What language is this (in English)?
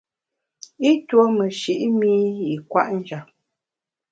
Bamun